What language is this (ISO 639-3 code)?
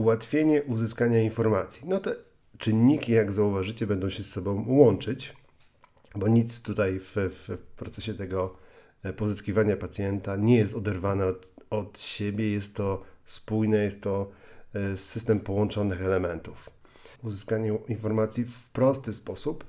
pol